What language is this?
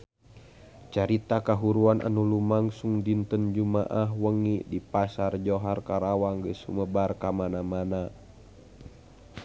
Sundanese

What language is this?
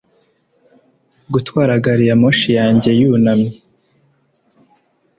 Kinyarwanda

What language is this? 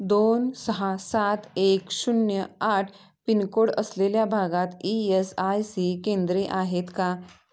Marathi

